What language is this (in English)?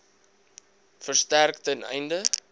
Afrikaans